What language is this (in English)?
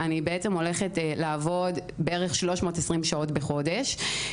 Hebrew